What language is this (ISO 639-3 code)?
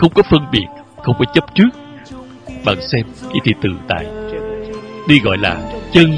vie